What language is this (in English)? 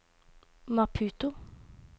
Norwegian